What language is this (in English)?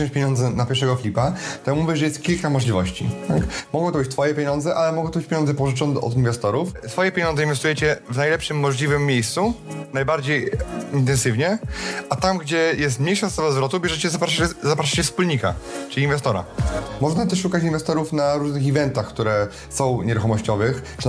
Polish